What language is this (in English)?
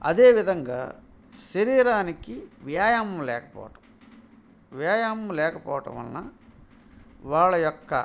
Telugu